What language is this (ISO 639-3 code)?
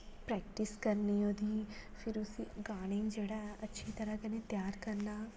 doi